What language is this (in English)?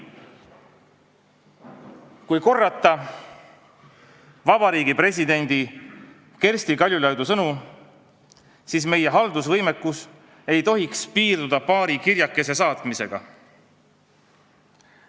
Estonian